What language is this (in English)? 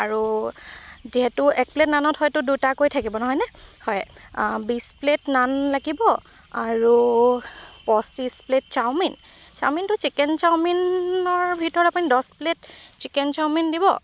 Assamese